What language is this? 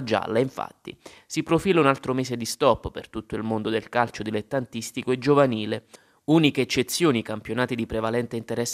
Italian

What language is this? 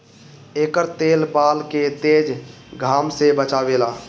Bhojpuri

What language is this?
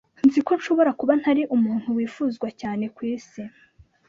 Kinyarwanda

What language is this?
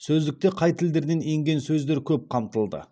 Kazakh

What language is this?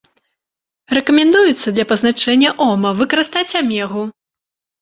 Belarusian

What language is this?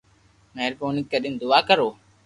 Loarki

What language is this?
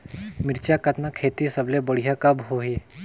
Chhattisgarhi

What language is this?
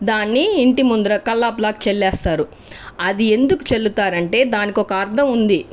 Telugu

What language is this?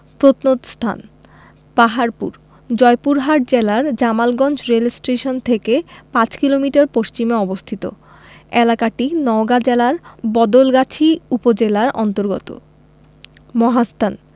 Bangla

